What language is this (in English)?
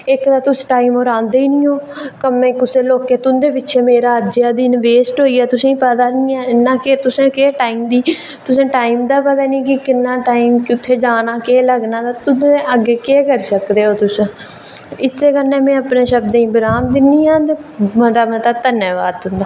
Dogri